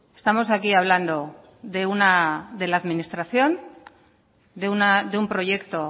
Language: Spanish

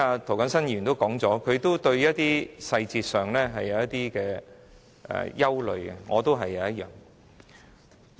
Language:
Cantonese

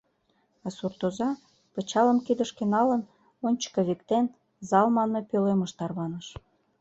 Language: Mari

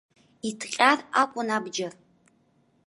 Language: Abkhazian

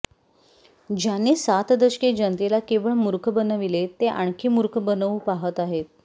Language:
Marathi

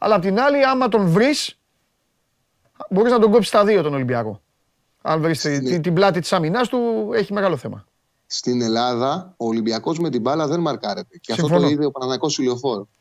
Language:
Greek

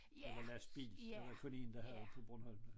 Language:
Danish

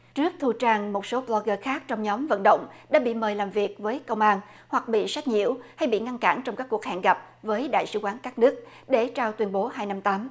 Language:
Vietnamese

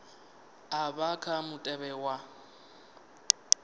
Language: Venda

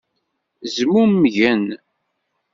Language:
Kabyle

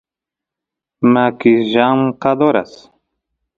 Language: Santiago del Estero Quichua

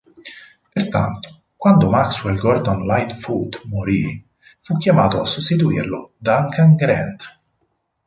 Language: Italian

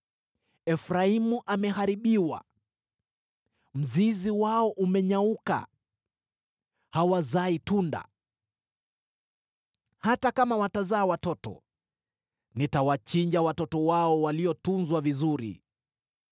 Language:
Swahili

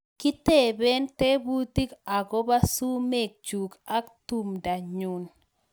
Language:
Kalenjin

